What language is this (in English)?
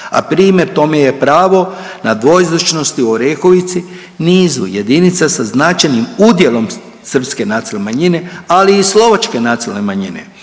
Croatian